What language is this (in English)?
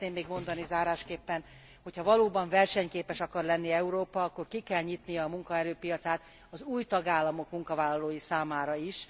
Hungarian